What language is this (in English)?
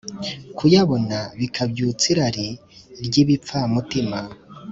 Kinyarwanda